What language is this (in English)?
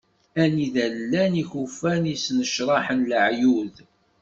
Kabyle